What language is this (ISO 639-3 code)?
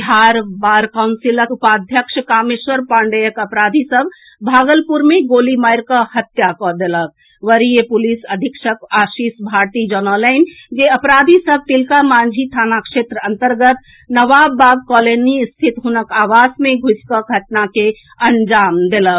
mai